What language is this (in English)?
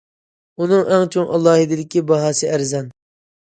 Uyghur